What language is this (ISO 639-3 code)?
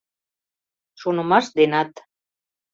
chm